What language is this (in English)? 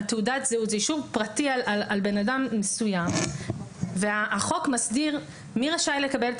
Hebrew